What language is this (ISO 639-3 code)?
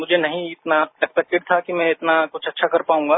hin